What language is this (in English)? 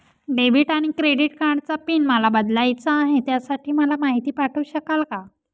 Marathi